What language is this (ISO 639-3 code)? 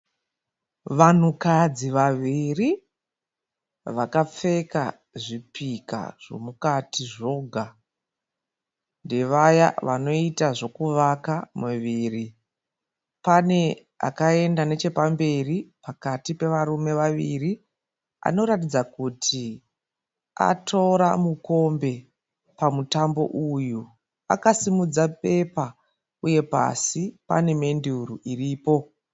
sna